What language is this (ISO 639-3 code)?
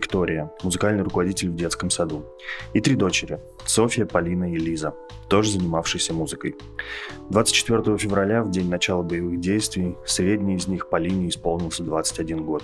rus